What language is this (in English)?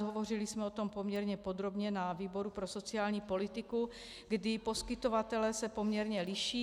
Czech